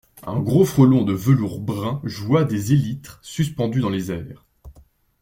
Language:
French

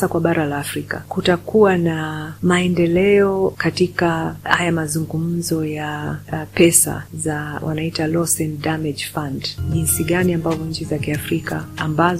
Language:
Swahili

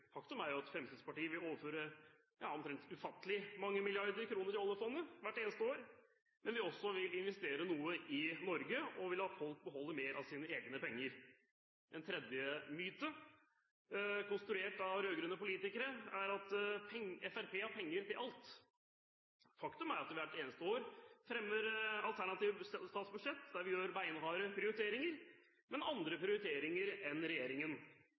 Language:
Norwegian Bokmål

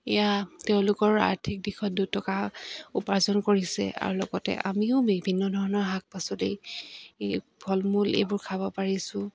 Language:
Assamese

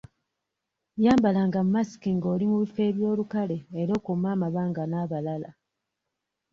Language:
Ganda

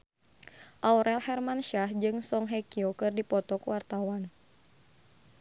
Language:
Sundanese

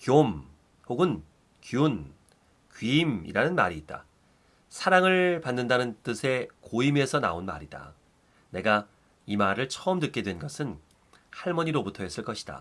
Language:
Korean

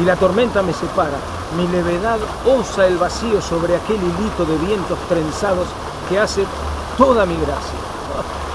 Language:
Spanish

